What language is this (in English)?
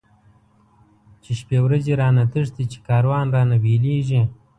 Pashto